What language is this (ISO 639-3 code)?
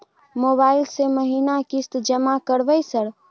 mai